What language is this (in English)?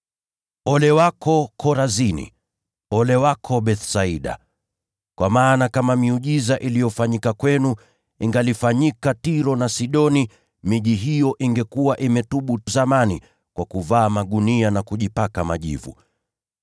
Swahili